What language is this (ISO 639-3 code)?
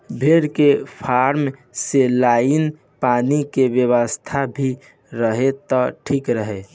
bho